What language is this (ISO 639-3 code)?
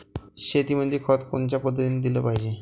mar